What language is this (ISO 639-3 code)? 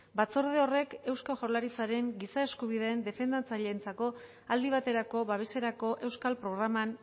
eus